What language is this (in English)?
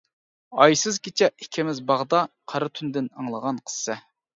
Uyghur